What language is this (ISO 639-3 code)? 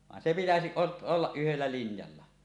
fin